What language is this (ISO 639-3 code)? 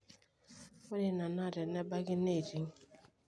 mas